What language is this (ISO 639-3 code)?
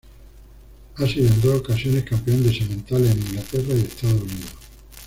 spa